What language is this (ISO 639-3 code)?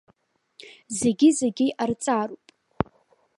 abk